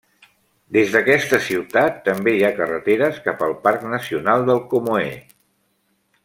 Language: Catalan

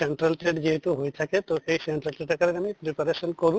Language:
Assamese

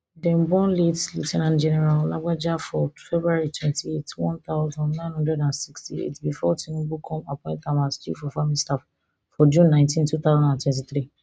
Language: Nigerian Pidgin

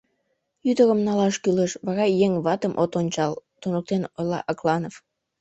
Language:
Mari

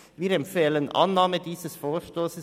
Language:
Swiss German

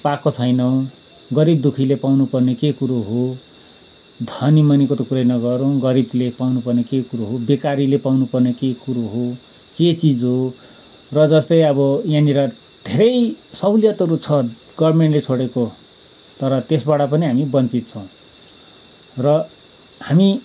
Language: Nepali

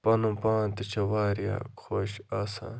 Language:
Kashmiri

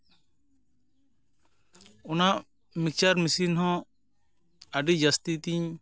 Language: Santali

